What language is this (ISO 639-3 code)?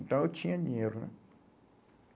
por